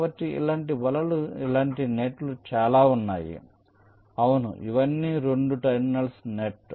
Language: Telugu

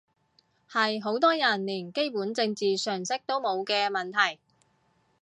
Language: Cantonese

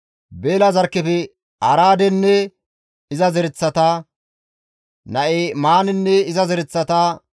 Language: Gamo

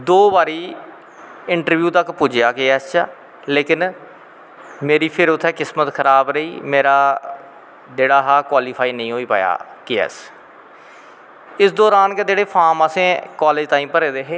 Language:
Dogri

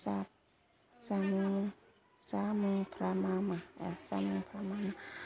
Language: Bodo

